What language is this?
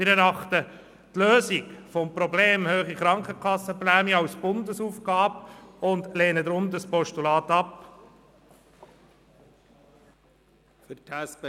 Swiss German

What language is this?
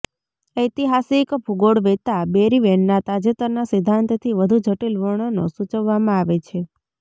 Gujarati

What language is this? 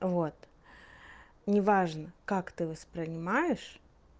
Russian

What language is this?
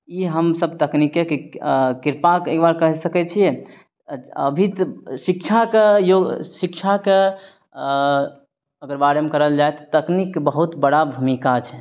Maithili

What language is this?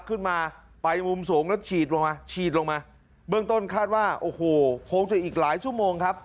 Thai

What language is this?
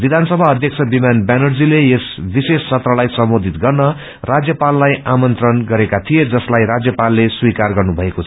Nepali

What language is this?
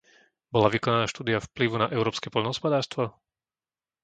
Slovak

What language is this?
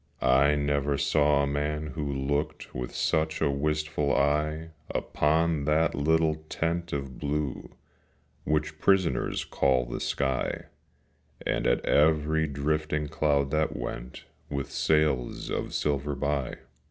English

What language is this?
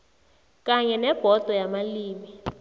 South Ndebele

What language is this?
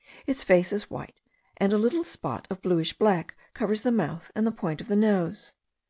English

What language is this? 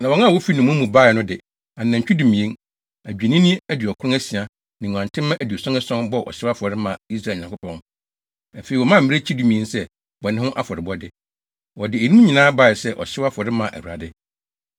Akan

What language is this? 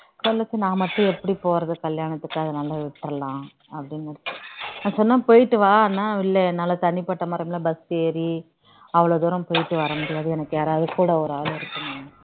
Tamil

